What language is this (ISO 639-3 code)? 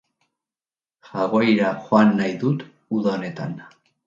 eus